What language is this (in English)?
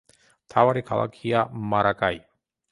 Georgian